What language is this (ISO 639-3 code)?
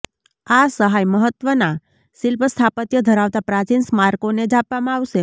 guj